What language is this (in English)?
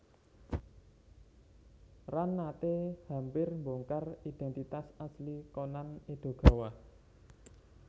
Javanese